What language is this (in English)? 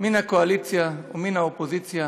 Hebrew